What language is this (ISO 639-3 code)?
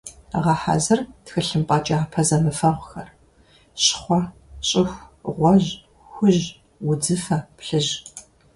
kbd